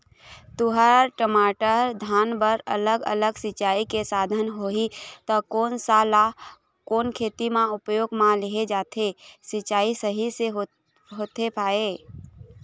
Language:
Chhattisgarhi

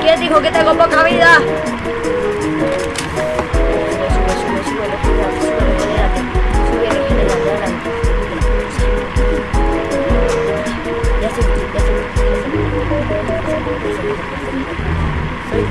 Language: Spanish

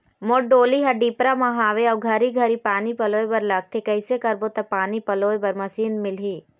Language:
Chhattisgarhi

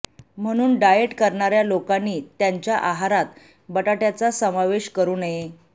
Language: Marathi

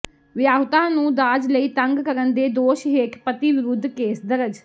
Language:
Punjabi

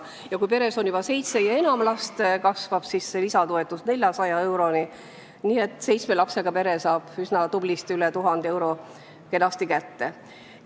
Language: Estonian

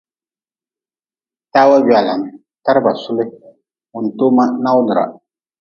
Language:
Nawdm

